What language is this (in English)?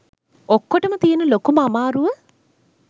Sinhala